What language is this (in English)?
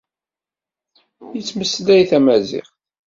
Kabyle